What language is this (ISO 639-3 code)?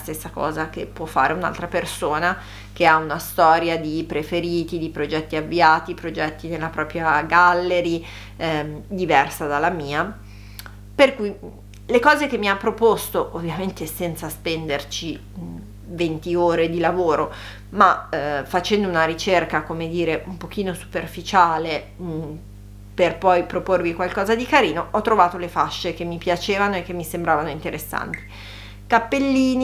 ita